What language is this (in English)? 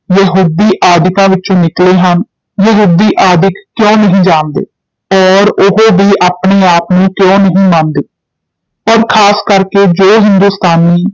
Punjabi